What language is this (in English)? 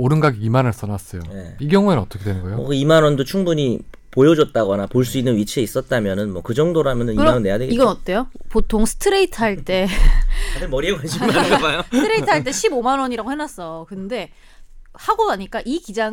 Korean